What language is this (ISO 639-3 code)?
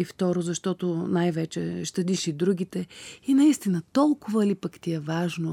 bul